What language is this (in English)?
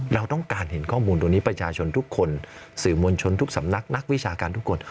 Thai